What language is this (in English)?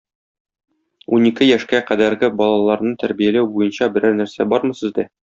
Tatar